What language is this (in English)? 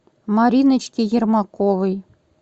Russian